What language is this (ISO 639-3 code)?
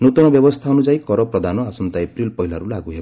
ori